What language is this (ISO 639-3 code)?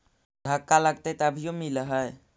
mag